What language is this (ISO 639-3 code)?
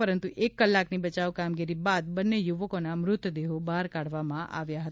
guj